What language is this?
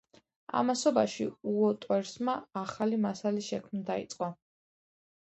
Georgian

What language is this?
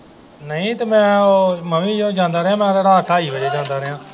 Punjabi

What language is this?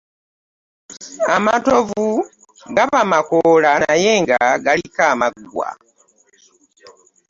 Ganda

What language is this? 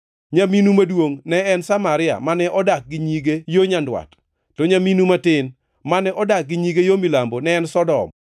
Luo (Kenya and Tanzania)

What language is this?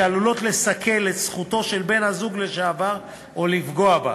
Hebrew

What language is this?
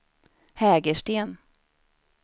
Swedish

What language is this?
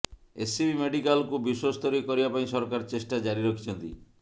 Odia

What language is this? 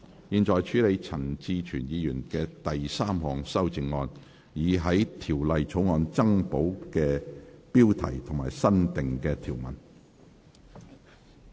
Cantonese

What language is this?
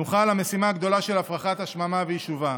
Hebrew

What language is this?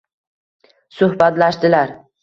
Uzbek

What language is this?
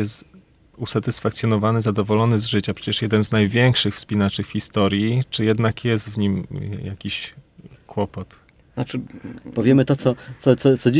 Polish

